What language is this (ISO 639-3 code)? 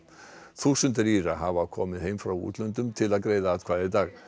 isl